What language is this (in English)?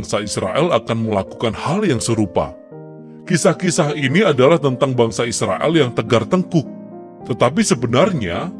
Indonesian